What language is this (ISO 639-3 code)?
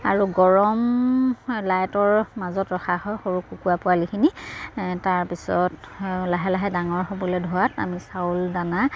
asm